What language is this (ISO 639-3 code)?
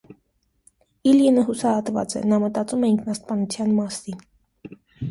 hye